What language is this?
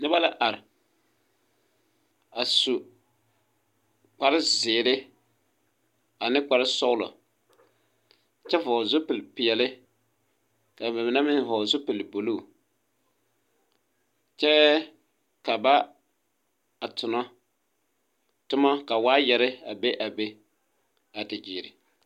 Southern Dagaare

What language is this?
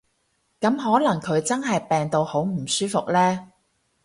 Cantonese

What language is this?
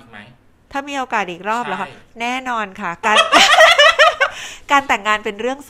Thai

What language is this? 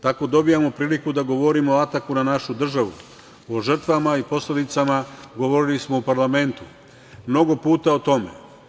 Serbian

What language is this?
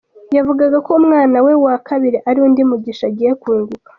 Kinyarwanda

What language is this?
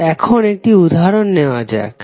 Bangla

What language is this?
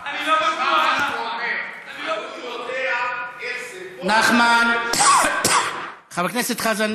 Hebrew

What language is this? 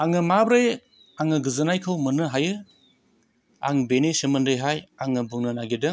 Bodo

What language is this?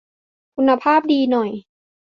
Thai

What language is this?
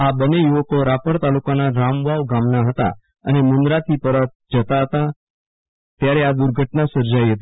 Gujarati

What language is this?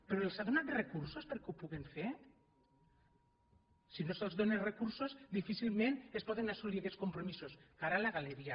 Catalan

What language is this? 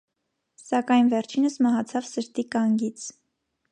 Armenian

